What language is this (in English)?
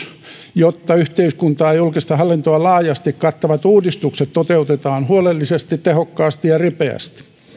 Finnish